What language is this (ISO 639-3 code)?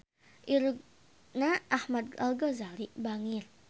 sun